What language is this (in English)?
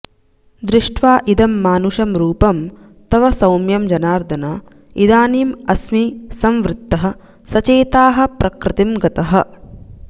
Sanskrit